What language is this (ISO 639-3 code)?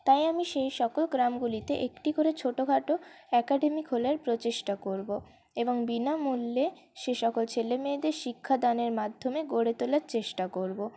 ben